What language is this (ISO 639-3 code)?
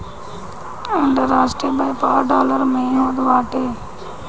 bho